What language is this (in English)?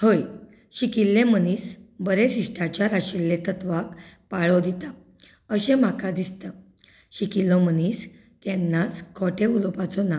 Konkani